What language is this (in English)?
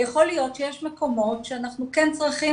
Hebrew